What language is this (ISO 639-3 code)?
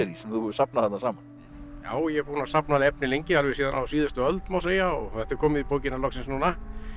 isl